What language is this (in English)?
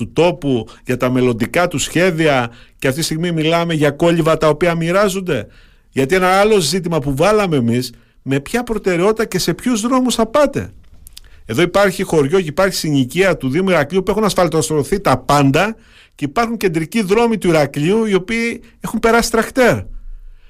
Greek